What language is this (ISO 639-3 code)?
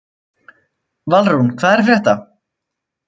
isl